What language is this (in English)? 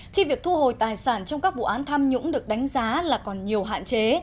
Vietnamese